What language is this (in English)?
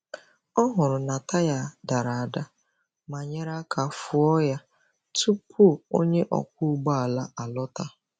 Igbo